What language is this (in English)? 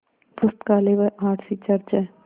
Hindi